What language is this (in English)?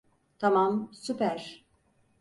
Turkish